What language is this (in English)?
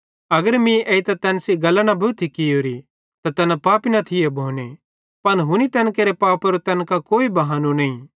Bhadrawahi